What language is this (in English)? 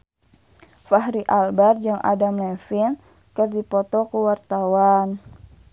Sundanese